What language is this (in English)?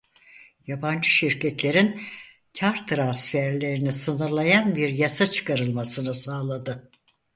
Turkish